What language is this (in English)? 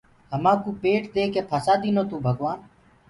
Gurgula